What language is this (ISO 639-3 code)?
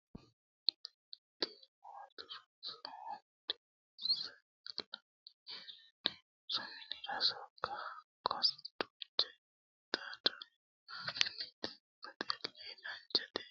sid